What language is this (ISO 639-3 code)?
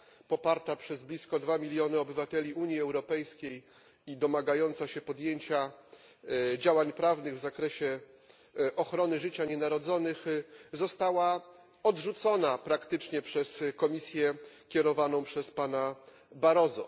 pol